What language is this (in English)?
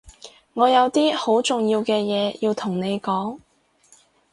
Cantonese